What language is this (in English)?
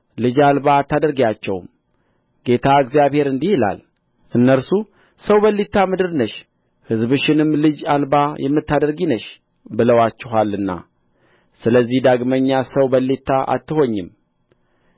Amharic